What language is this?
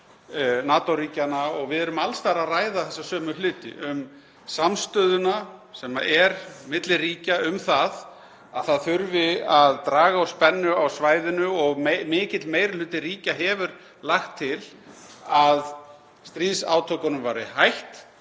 Icelandic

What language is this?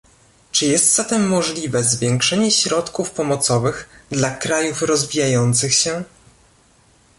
Polish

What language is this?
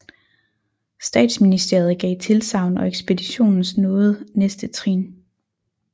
Danish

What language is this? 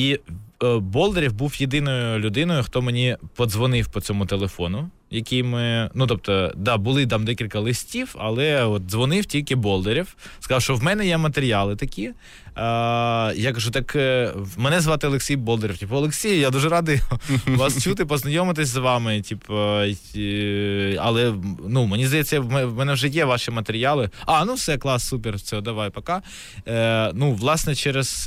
Ukrainian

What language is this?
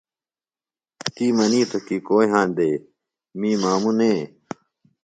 Phalura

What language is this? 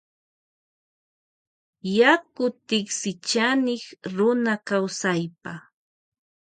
Loja Highland Quichua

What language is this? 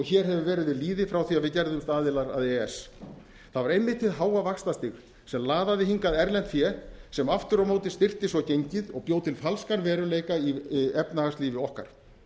Icelandic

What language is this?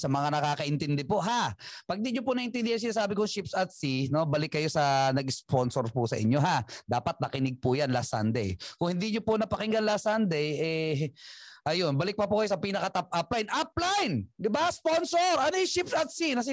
Filipino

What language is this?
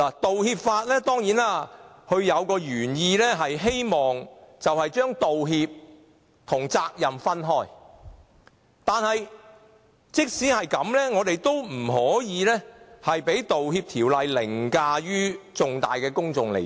Cantonese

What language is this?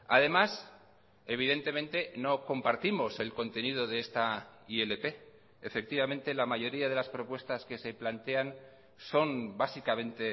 Spanish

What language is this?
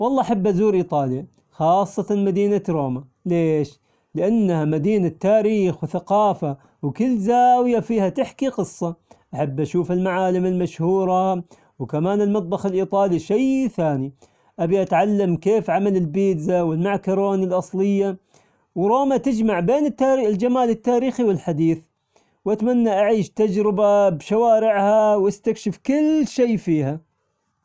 Omani Arabic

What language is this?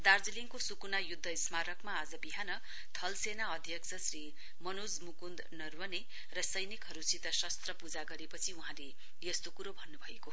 Nepali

